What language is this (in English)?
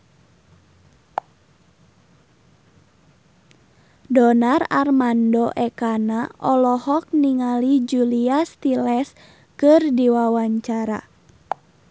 Sundanese